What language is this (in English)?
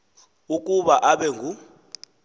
Xhosa